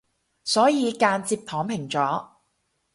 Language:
Cantonese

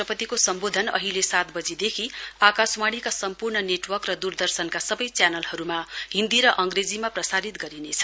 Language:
Nepali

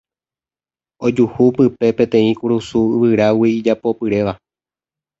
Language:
Guarani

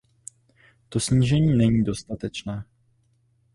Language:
Czech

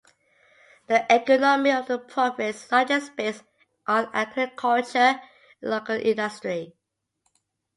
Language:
English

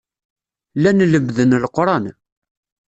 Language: Kabyle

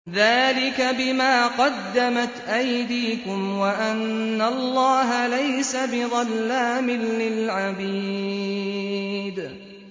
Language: Arabic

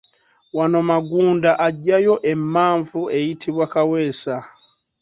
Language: Ganda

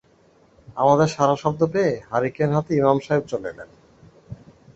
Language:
Bangla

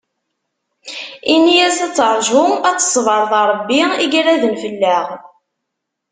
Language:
Kabyle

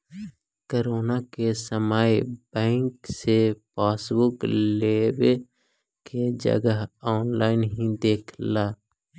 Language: Magahi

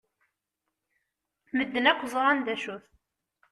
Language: Kabyle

